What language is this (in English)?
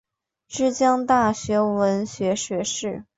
Chinese